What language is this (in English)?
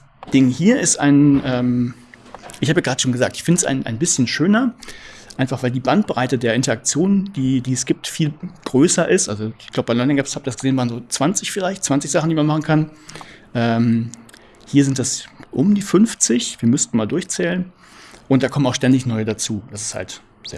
German